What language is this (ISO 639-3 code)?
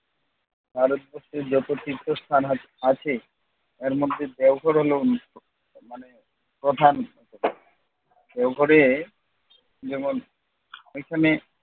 ben